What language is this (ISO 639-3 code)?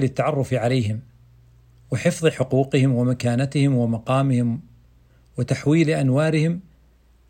ara